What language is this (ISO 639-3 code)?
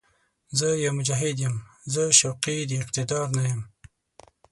pus